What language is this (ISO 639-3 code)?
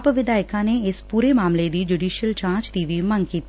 pan